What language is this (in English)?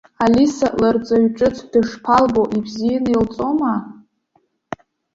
Abkhazian